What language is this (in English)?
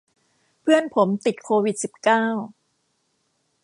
Thai